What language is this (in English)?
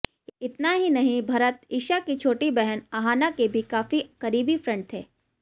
Hindi